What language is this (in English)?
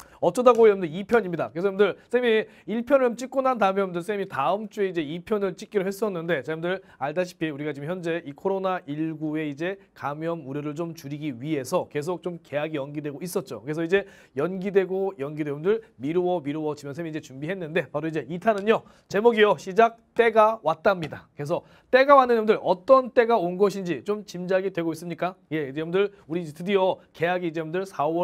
Korean